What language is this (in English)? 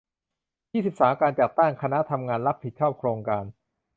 Thai